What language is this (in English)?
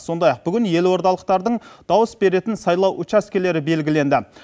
Kazakh